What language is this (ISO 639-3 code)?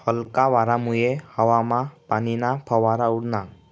mar